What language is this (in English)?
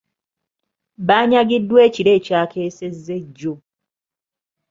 Ganda